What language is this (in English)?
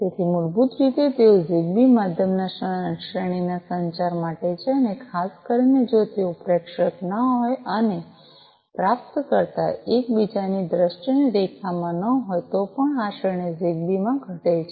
Gujarati